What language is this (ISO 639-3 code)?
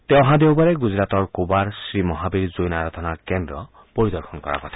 asm